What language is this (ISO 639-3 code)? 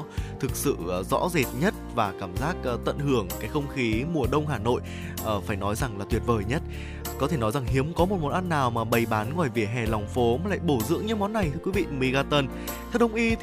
vie